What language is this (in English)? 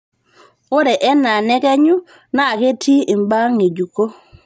Masai